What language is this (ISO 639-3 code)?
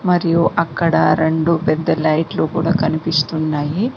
tel